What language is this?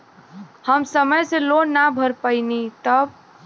Bhojpuri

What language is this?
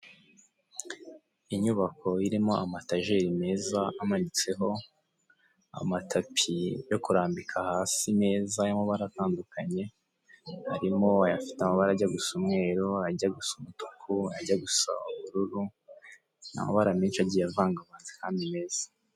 Kinyarwanda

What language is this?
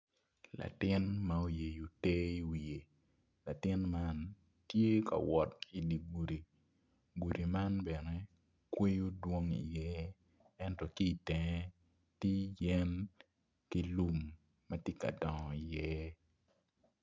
Acoli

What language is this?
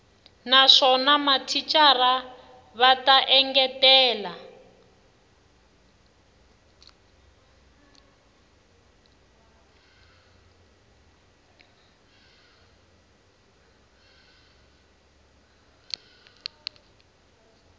Tsonga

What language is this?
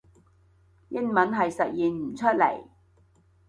Cantonese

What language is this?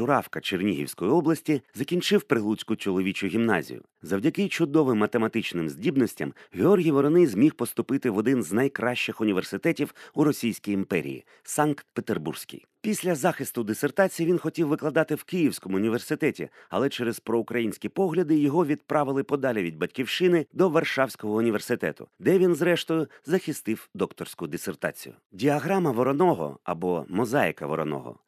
Ukrainian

